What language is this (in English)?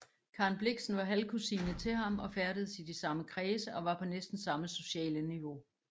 Danish